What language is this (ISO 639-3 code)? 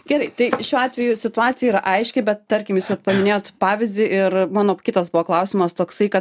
lit